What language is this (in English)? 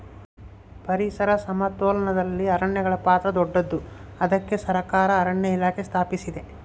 Kannada